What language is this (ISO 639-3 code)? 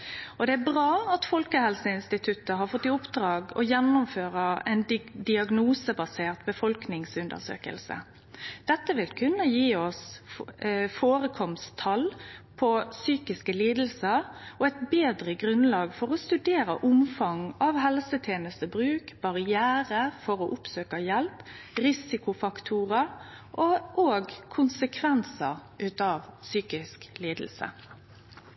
nno